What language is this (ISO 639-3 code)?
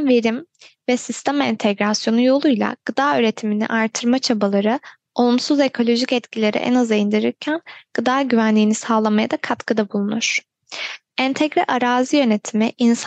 tur